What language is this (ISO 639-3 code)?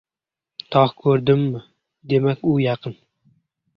uzb